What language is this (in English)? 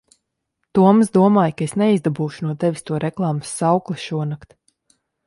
Latvian